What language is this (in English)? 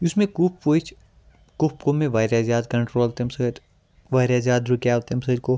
Kashmiri